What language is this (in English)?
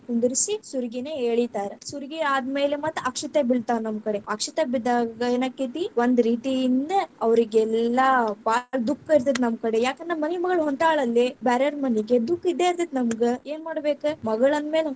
Kannada